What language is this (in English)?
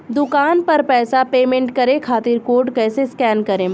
Bhojpuri